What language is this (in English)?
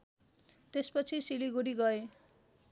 Nepali